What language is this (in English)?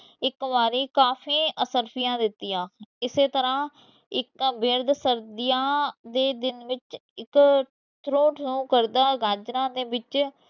Punjabi